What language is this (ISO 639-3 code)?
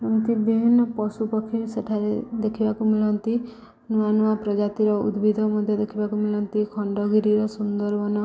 ori